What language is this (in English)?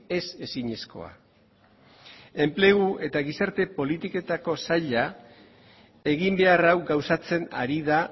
Basque